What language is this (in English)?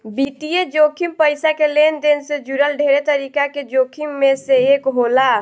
Bhojpuri